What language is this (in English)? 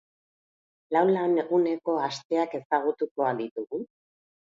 Basque